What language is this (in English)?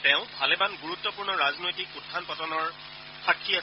Assamese